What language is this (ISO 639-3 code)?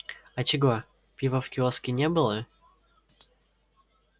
rus